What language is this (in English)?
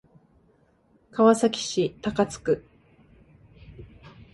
Japanese